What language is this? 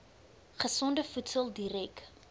Afrikaans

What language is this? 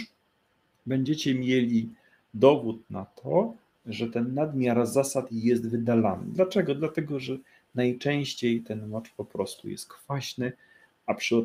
Polish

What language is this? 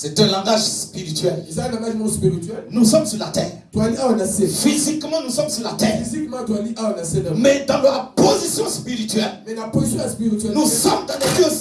French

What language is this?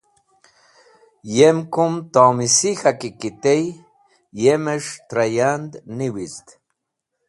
Wakhi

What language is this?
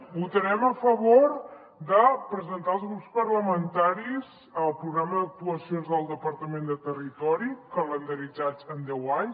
Catalan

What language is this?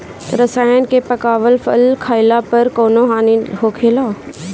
Bhojpuri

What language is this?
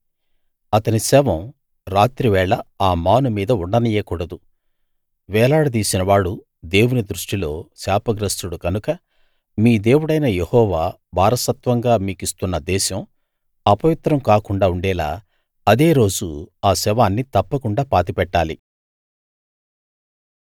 Telugu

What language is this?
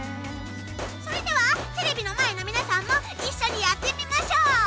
Japanese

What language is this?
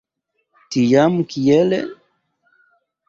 Esperanto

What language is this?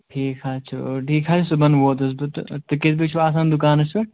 Kashmiri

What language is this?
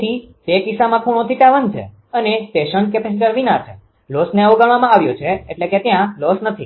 Gujarati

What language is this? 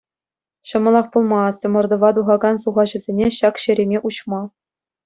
Chuvash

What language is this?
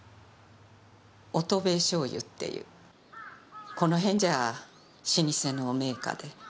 Japanese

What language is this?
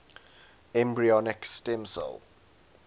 English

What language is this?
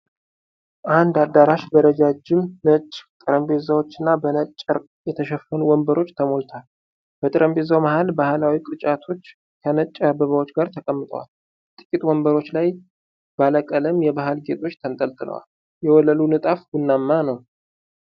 Amharic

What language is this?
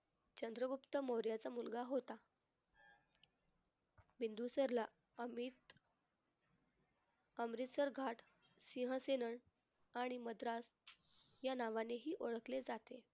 Marathi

